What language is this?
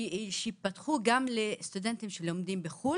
Hebrew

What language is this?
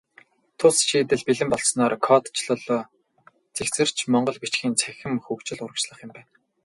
Mongolian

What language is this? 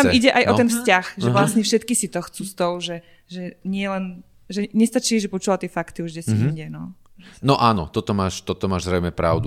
Slovak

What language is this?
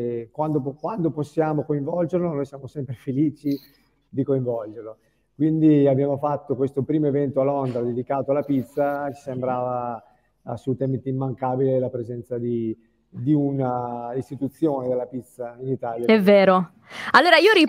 Italian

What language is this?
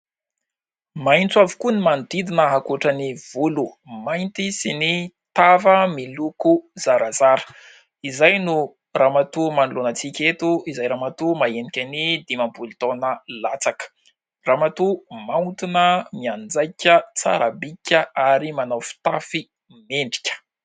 Malagasy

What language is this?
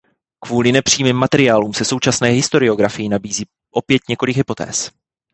Czech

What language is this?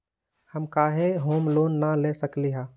Magahi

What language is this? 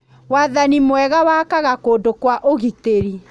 Kikuyu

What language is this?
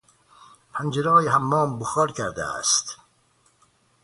Persian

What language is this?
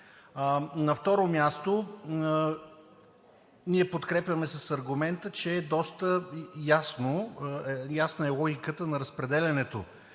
Bulgarian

